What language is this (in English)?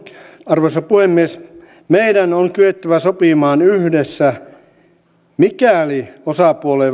Finnish